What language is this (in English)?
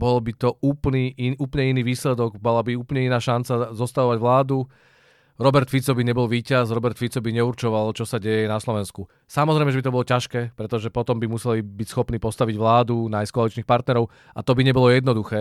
Czech